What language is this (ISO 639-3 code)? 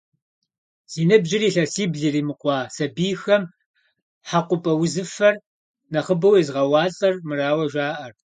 kbd